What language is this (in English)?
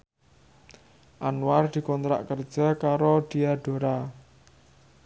Javanese